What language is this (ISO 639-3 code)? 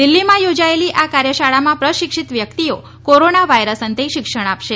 guj